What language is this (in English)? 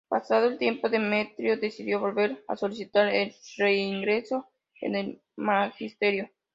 Spanish